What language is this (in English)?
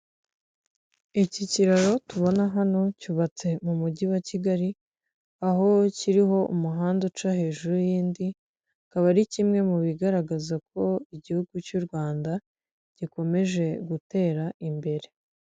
Kinyarwanda